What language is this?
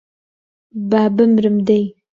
Central Kurdish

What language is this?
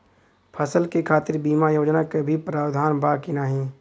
Bhojpuri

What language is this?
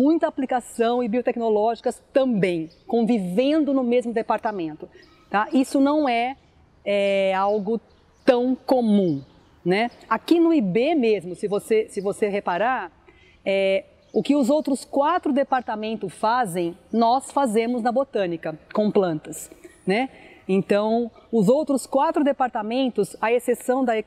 Portuguese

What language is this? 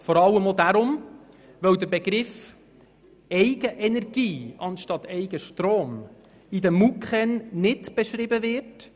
Swiss German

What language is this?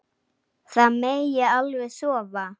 Icelandic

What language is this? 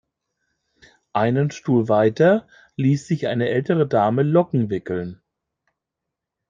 German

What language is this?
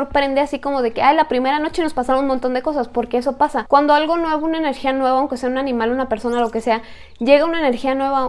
Spanish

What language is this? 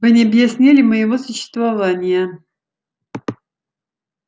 Russian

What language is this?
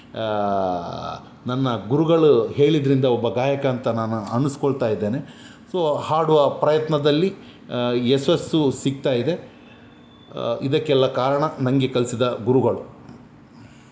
Kannada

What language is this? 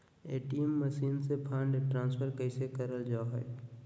Magahi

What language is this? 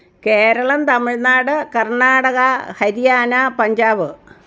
Malayalam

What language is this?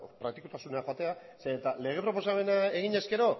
Basque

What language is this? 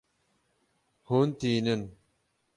Kurdish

